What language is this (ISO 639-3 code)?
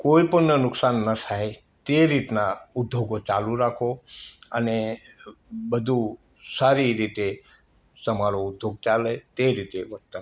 guj